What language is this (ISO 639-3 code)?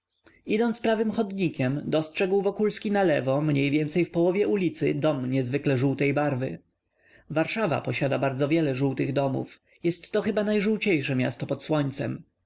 pol